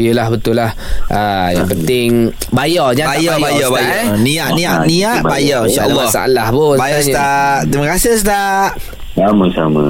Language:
Malay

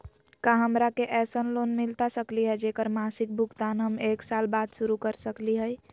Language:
Magahi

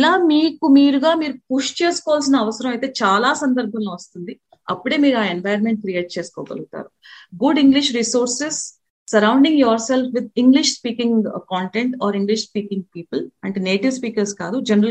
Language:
Telugu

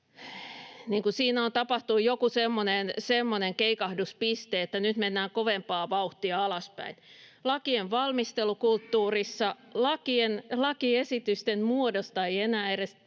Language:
Finnish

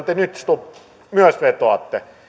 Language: Finnish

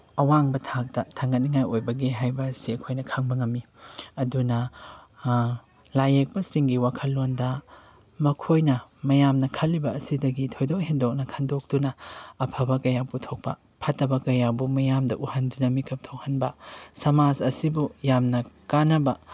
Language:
Manipuri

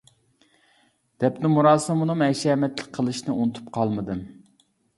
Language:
Uyghur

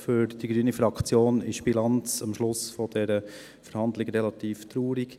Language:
Swiss German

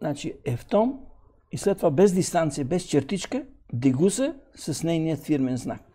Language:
Bulgarian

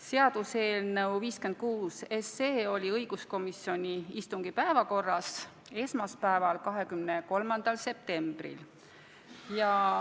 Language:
Estonian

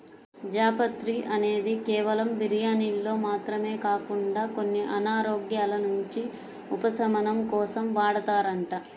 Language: Telugu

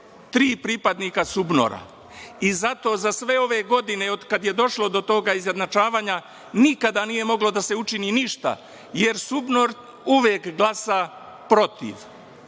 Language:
Serbian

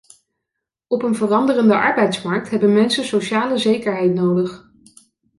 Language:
Dutch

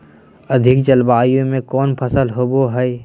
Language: Magahi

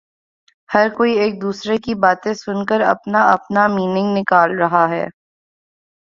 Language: Urdu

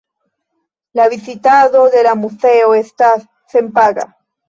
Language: Esperanto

